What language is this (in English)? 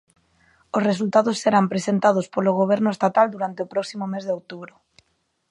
Galician